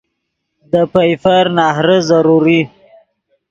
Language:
Yidgha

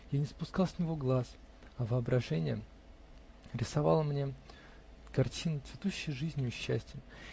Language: Russian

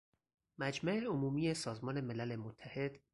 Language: Persian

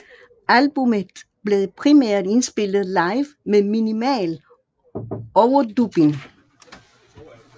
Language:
Danish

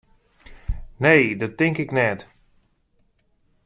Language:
Western Frisian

